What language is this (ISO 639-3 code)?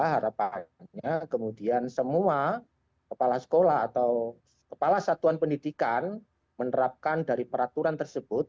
ind